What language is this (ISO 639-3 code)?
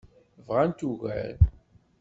kab